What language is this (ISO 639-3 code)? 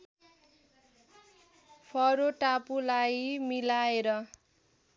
nep